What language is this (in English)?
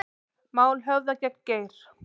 Icelandic